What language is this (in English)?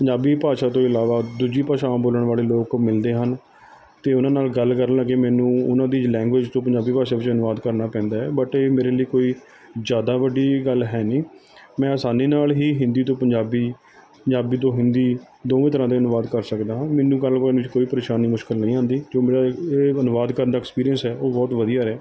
Punjabi